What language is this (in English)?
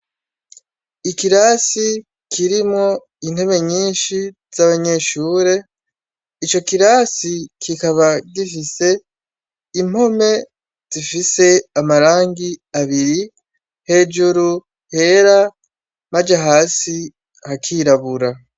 Rundi